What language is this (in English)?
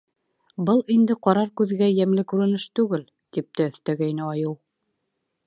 Bashkir